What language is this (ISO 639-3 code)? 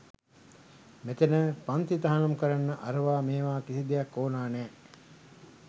sin